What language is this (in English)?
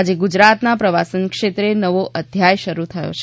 Gujarati